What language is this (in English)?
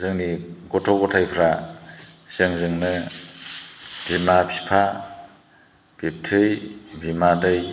Bodo